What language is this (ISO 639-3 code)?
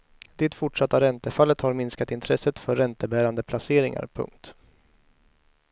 swe